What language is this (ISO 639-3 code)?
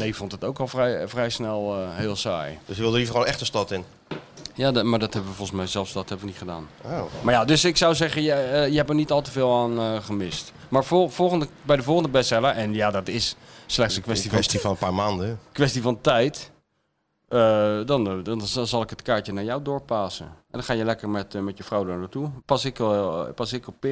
nld